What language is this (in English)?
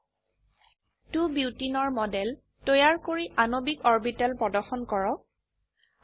Assamese